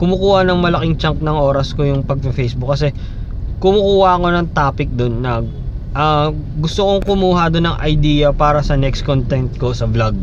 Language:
Filipino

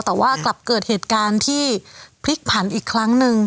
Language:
Thai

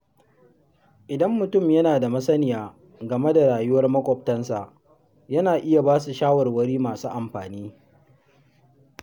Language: Hausa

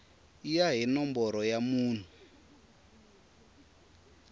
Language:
Tsonga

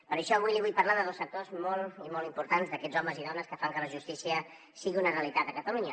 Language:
Catalan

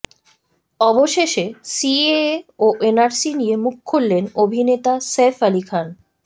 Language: Bangla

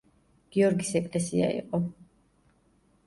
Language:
Georgian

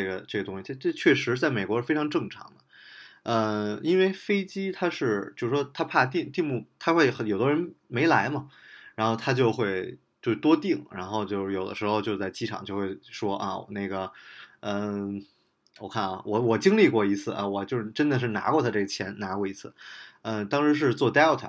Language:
Chinese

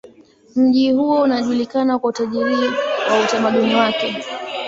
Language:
Swahili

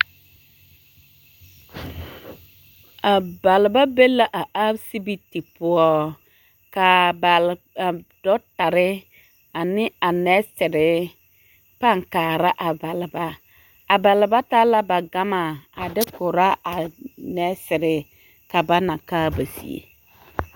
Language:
Southern Dagaare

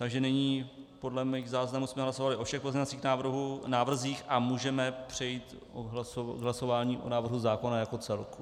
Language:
Czech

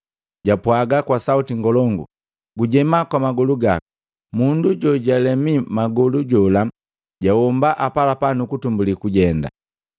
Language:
Matengo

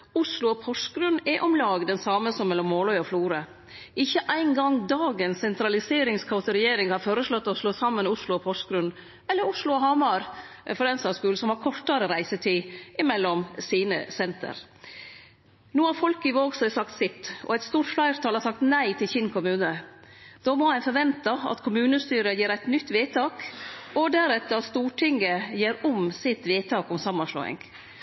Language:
Norwegian Nynorsk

